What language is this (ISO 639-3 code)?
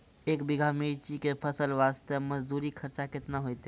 mai